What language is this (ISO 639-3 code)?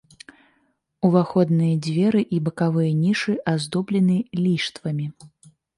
bel